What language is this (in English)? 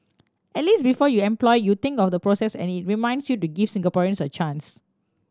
English